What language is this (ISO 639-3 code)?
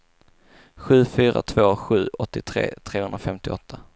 swe